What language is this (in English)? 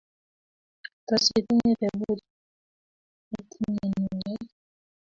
Kalenjin